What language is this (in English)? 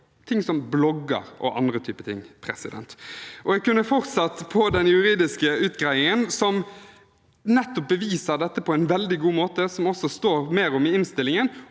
Norwegian